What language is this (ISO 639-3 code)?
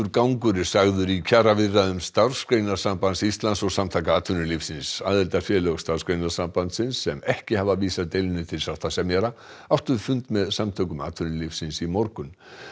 isl